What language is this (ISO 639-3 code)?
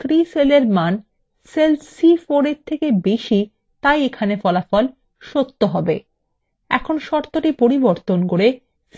ben